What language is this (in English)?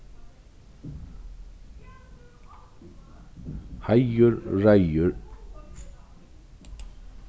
Faroese